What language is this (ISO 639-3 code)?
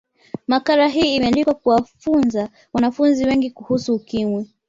swa